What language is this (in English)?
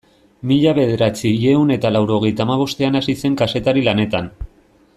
Basque